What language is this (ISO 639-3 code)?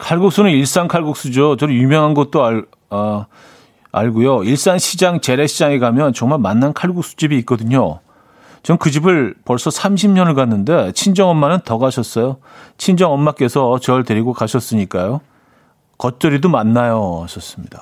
kor